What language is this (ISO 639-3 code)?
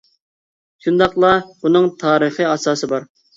uig